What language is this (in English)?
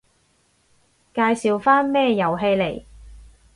Cantonese